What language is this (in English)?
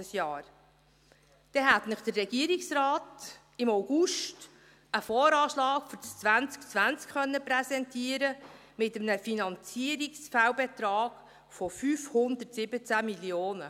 Swiss German